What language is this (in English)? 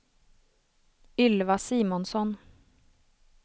Swedish